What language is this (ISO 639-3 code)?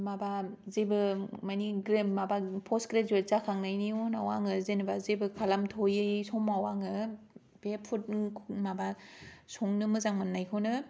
brx